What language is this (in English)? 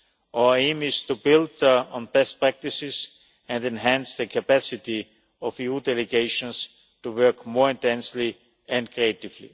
English